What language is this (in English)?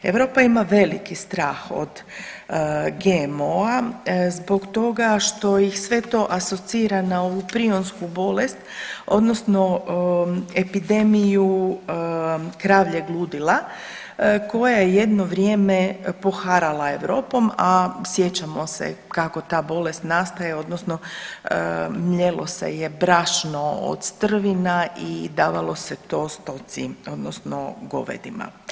Croatian